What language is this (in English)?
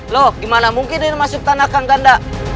Indonesian